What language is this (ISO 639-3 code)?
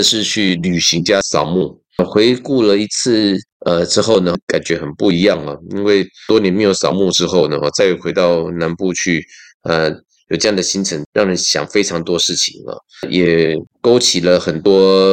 zho